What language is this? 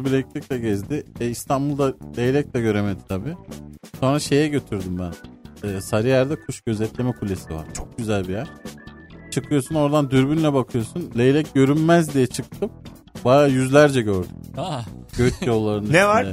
Turkish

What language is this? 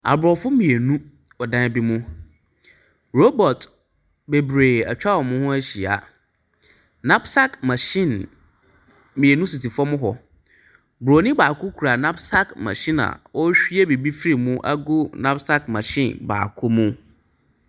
Akan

